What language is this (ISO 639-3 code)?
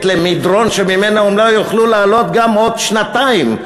heb